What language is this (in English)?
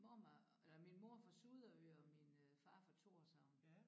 Danish